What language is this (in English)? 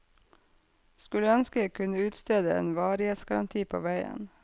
Norwegian